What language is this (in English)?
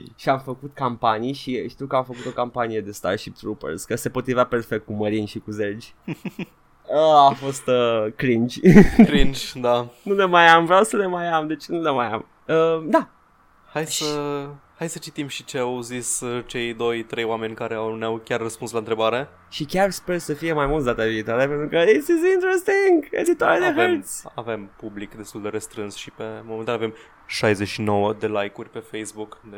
Romanian